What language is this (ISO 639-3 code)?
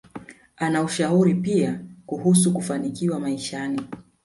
swa